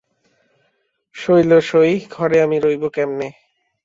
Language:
Bangla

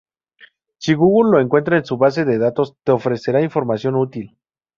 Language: Spanish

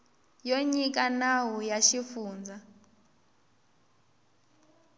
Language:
Tsonga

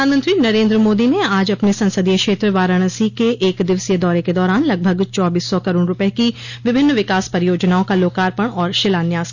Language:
Hindi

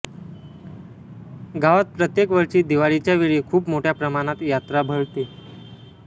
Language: Marathi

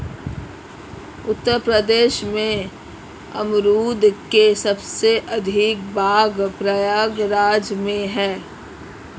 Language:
Hindi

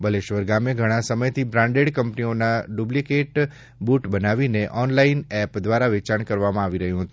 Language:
Gujarati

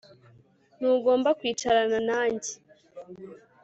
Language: Kinyarwanda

